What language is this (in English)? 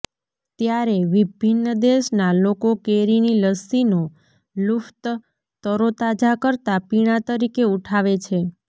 Gujarati